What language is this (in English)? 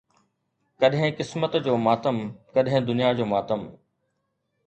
Sindhi